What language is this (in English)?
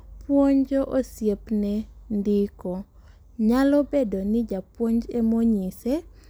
Luo (Kenya and Tanzania)